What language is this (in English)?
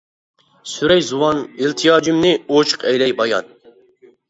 Uyghur